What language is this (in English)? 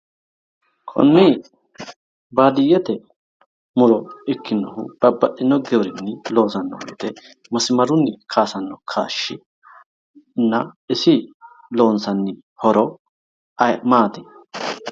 Sidamo